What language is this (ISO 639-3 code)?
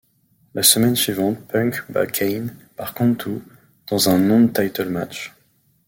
fra